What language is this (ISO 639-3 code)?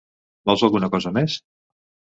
cat